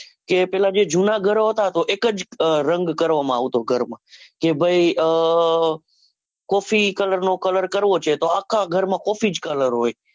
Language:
Gujarati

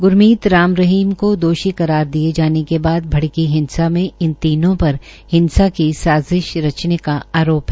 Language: Hindi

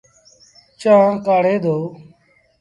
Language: Sindhi Bhil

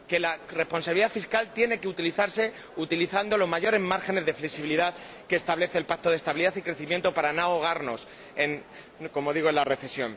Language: Spanish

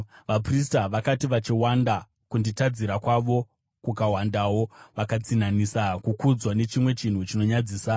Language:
Shona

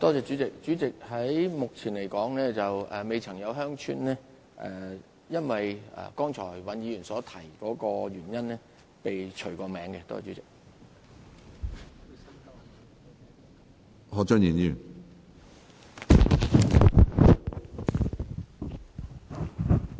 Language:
Cantonese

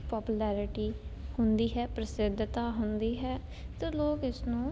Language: Punjabi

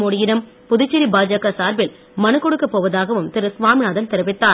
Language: Tamil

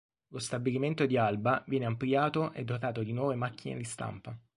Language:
Italian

